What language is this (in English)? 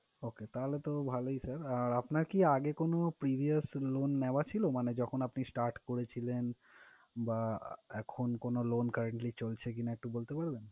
Bangla